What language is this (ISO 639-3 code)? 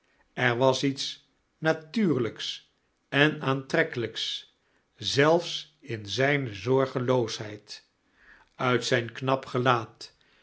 nld